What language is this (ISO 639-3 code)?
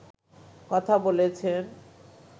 ben